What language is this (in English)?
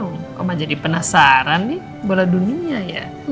Indonesian